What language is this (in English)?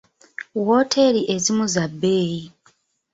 Ganda